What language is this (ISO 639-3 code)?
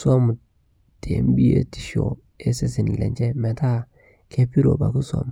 mas